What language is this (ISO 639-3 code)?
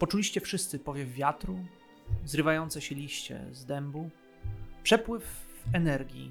pol